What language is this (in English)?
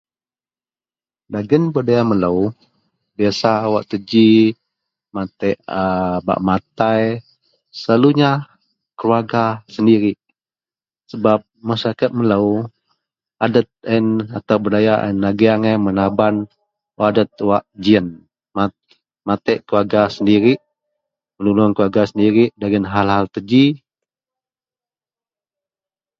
Central Melanau